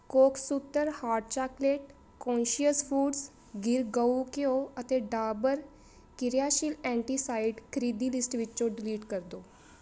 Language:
Punjabi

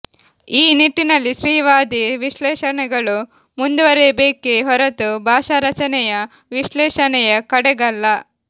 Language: Kannada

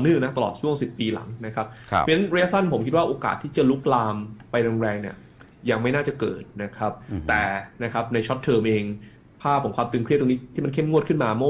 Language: Thai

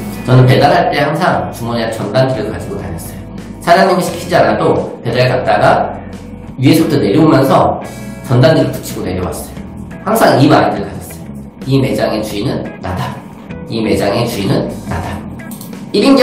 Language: Korean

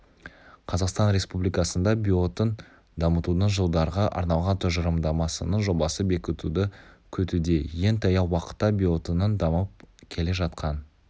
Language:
Kazakh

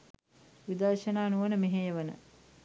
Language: Sinhala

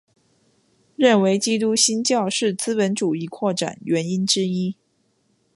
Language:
Chinese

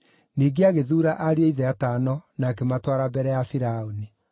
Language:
Kikuyu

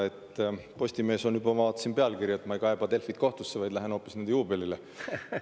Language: Estonian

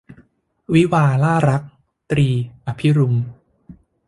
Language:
Thai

